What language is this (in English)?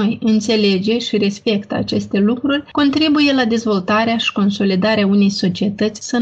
Romanian